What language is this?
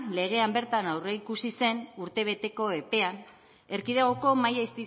Basque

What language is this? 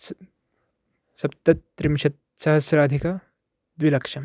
Sanskrit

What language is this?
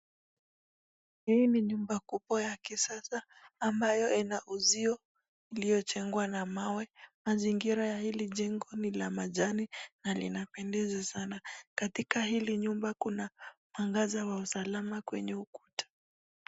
Swahili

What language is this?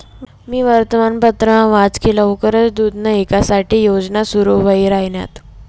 Marathi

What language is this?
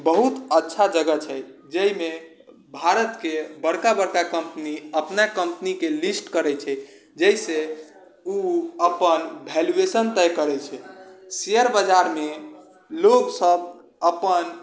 Maithili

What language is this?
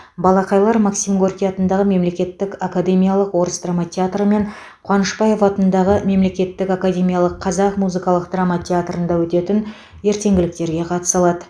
Kazakh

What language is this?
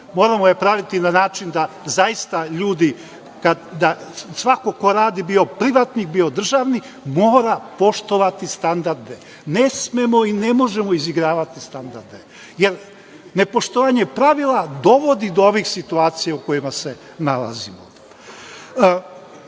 Serbian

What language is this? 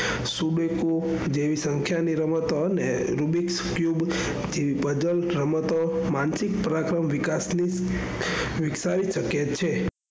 Gujarati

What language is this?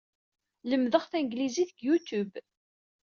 Kabyle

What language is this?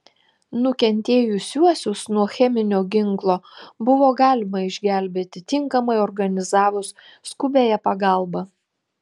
Lithuanian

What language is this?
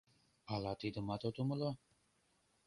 Mari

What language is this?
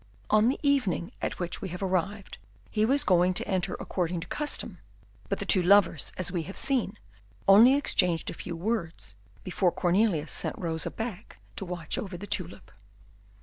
English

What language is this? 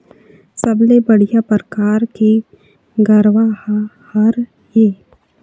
Chhattisgarhi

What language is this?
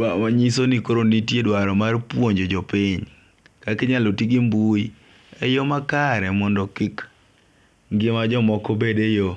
Luo (Kenya and Tanzania)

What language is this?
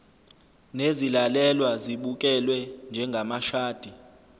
Zulu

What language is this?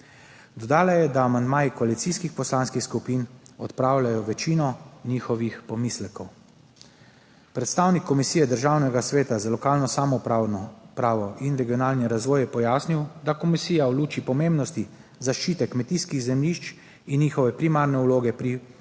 Slovenian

